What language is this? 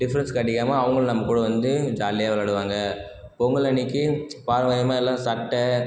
Tamil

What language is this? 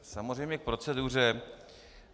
Czech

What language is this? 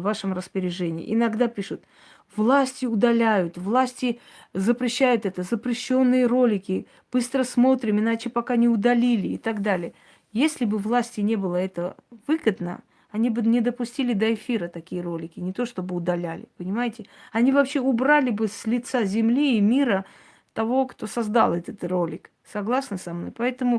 Russian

